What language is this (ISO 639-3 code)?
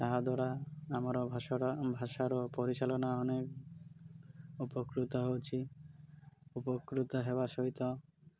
ori